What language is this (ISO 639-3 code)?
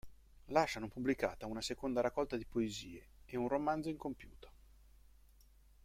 ita